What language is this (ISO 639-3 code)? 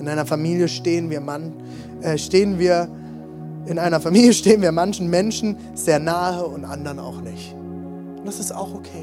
deu